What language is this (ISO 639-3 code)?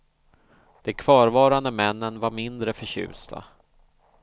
swe